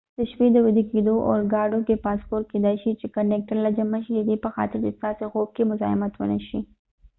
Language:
Pashto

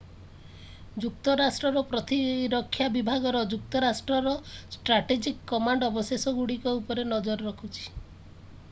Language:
Odia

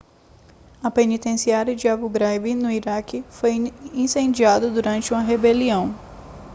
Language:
Portuguese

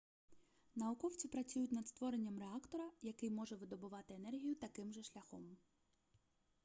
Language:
Ukrainian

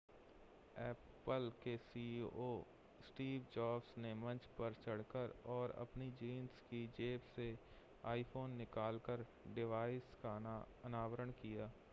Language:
Hindi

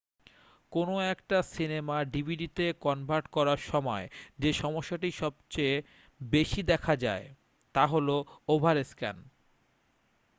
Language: Bangla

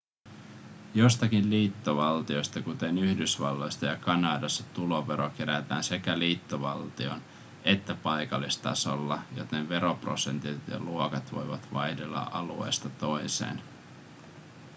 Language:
Finnish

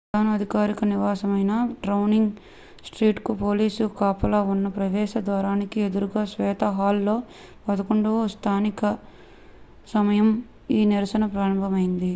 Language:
Telugu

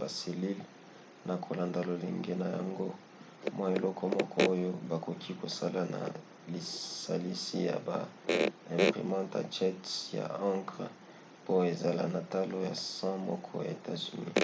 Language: Lingala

